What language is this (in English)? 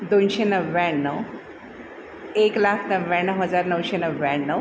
Marathi